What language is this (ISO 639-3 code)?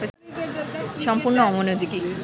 ben